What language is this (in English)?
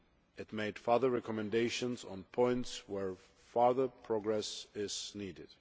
English